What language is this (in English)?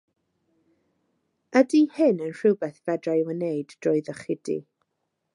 Welsh